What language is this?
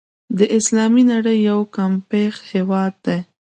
Pashto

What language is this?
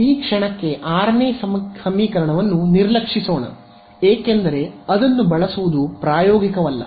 Kannada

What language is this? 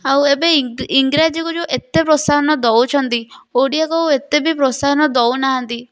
Odia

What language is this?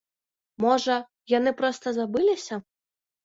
Belarusian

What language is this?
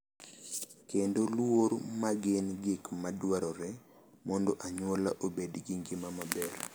Luo (Kenya and Tanzania)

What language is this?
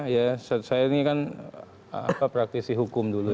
Indonesian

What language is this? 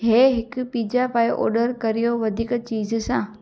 Sindhi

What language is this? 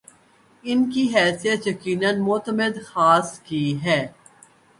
Urdu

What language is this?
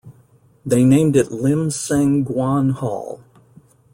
English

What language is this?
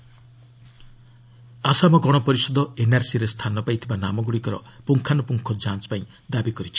Odia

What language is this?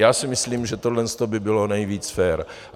Czech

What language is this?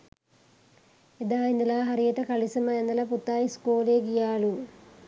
Sinhala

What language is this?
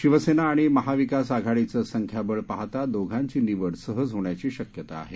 Marathi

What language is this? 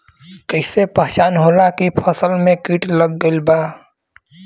Bhojpuri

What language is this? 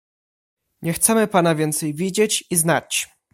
Polish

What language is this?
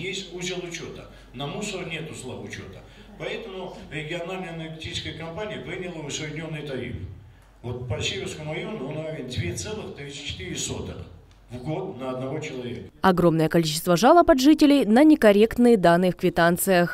Russian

